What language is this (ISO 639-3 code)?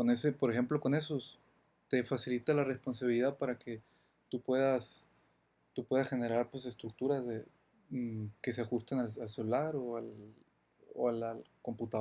spa